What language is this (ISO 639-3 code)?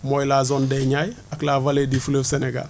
wol